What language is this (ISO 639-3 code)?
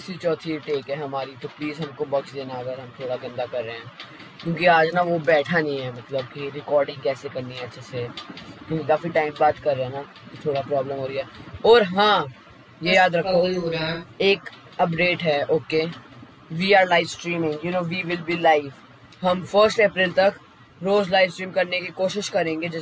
hin